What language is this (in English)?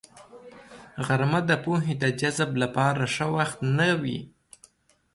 Pashto